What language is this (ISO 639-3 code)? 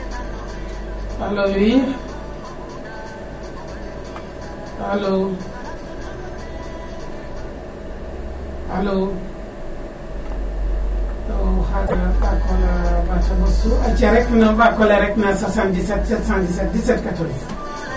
srr